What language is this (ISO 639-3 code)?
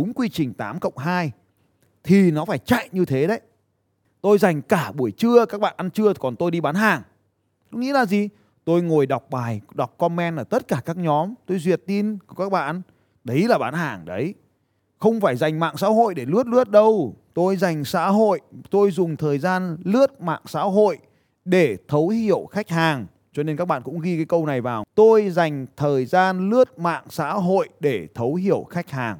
vie